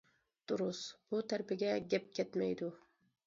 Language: Uyghur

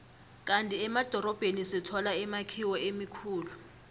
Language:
South Ndebele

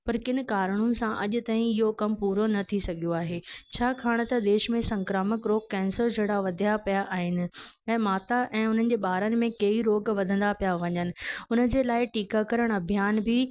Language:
Sindhi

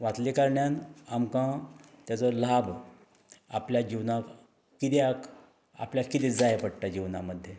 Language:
Konkani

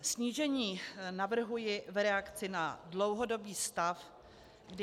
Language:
Czech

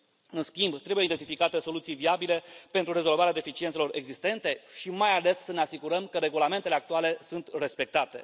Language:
Romanian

